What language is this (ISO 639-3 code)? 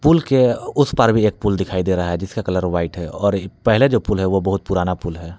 hin